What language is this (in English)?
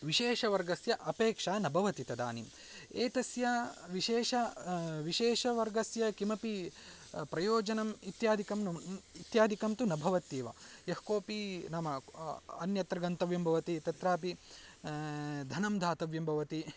Sanskrit